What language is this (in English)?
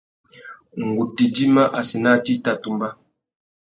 Tuki